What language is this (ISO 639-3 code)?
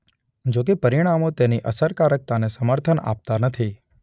guj